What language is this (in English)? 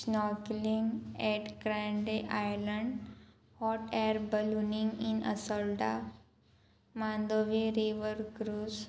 Konkani